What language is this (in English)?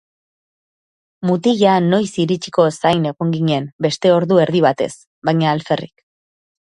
Basque